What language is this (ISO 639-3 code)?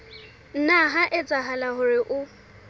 sot